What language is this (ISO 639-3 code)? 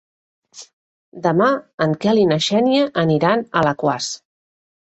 cat